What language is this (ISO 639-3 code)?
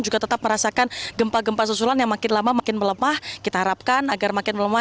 ind